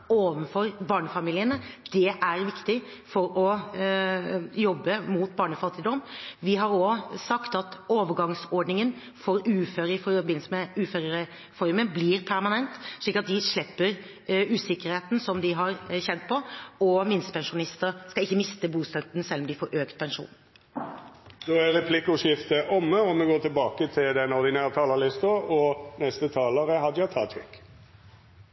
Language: Norwegian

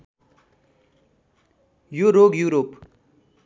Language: Nepali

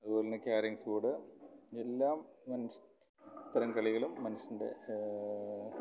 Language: Malayalam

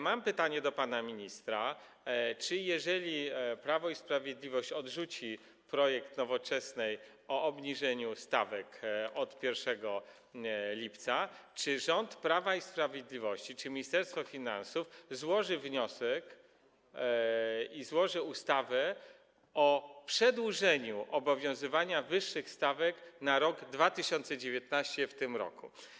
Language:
Polish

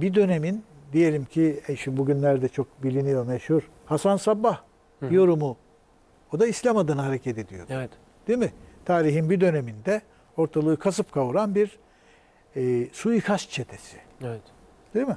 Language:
Turkish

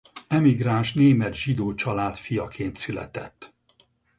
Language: Hungarian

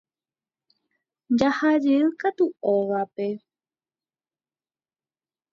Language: Guarani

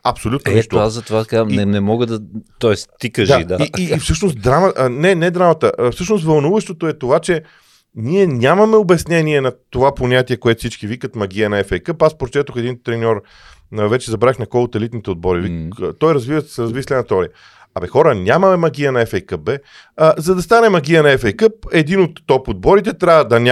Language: Bulgarian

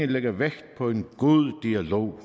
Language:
Danish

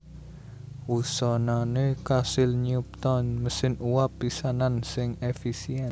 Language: Javanese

